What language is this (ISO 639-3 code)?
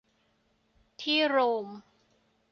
tha